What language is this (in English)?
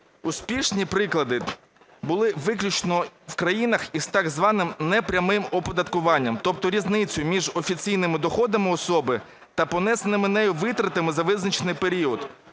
Ukrainian